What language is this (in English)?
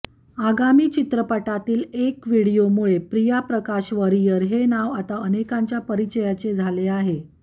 Marathi